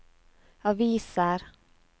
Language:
Norwegian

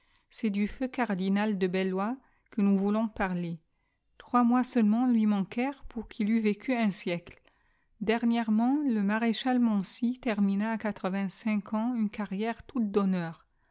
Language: French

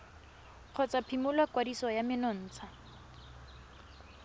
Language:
Tswana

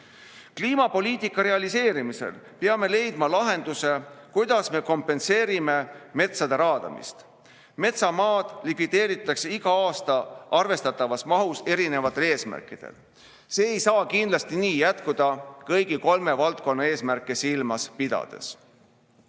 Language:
Estonian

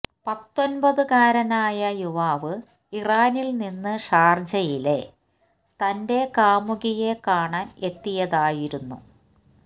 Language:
Malayalam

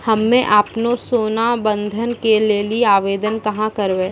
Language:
Maithili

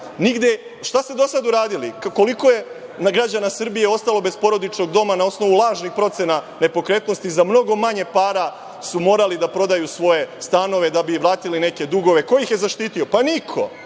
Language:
Serbian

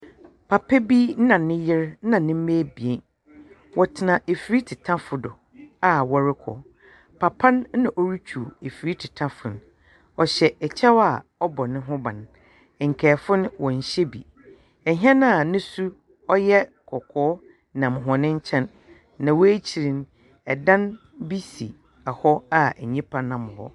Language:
Akan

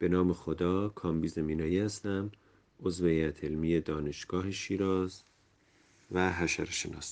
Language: Persian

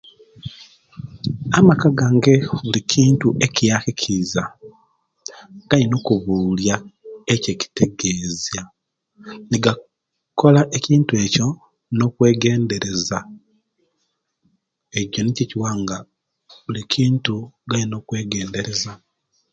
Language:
Kenyi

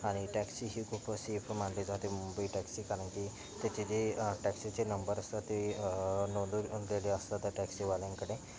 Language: Marathi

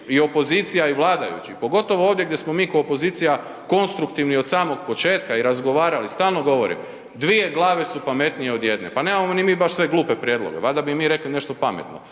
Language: Croatian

